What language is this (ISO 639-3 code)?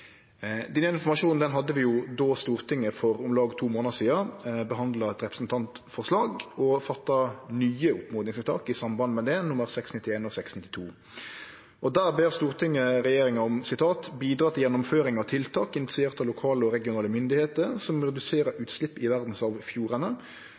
nno